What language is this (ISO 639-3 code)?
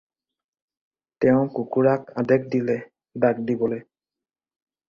asm